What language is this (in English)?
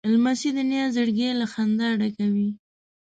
Pashto